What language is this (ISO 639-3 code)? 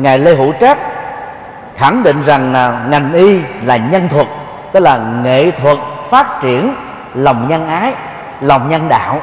vie